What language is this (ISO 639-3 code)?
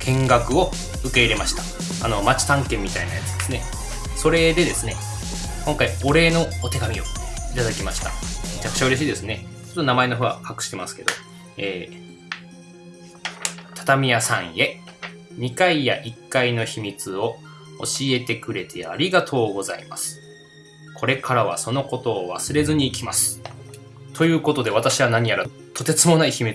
jpn